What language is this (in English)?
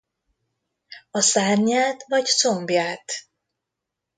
Hungarian